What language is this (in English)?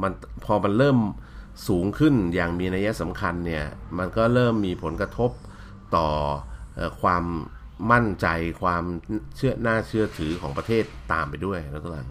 Thai